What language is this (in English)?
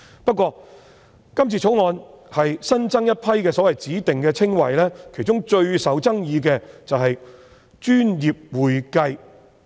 Cantonese